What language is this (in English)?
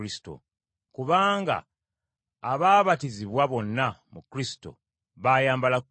Ganda